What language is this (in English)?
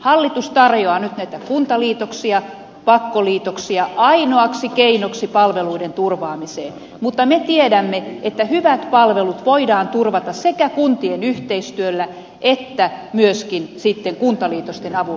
Finnish